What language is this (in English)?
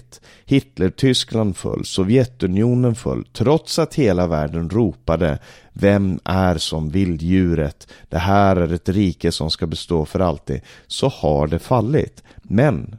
Swedish